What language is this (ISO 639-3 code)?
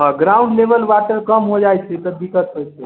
mai